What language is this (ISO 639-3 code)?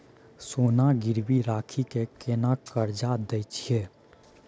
mai